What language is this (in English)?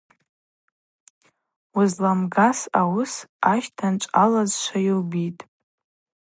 Abaza